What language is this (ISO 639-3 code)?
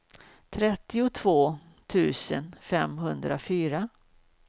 swe